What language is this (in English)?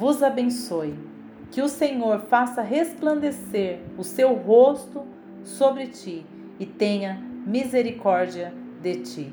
Portuguese